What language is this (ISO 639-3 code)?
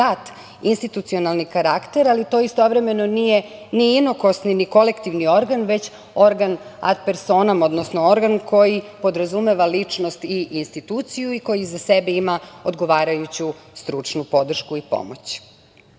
srp